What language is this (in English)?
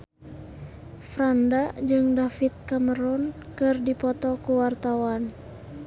Sundanese